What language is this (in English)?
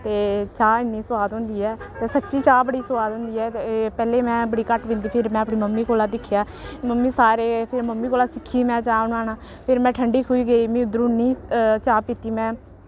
Dogri